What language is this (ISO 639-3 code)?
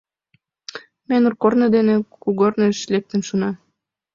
chm